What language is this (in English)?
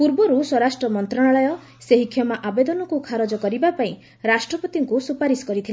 Odia